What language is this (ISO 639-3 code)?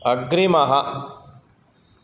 san